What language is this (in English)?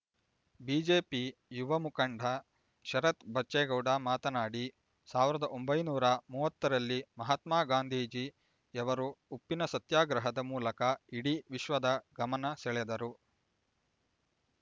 Kannada